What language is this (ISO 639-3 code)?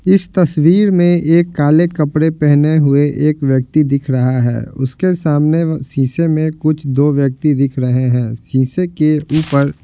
hin